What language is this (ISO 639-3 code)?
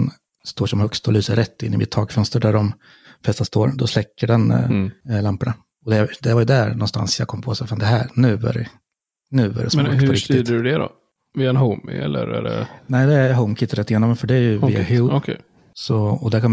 swe